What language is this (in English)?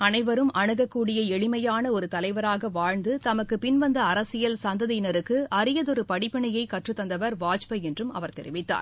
Tamil